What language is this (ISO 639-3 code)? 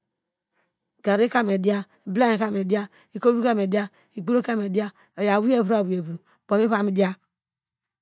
deg